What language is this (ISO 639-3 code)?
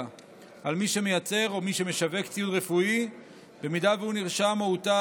heb